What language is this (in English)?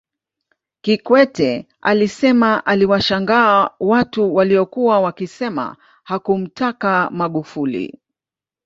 Swahili